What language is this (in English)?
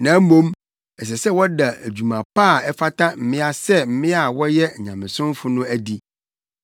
Akan